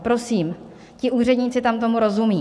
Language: Czech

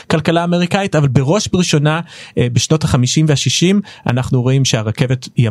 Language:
Hebrew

